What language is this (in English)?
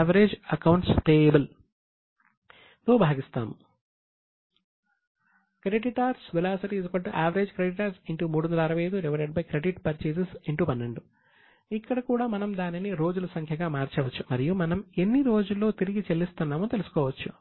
Telugu